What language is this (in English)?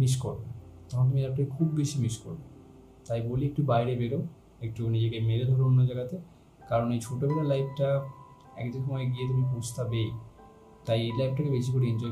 Hindi